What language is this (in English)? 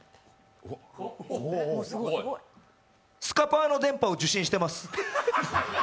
Japanese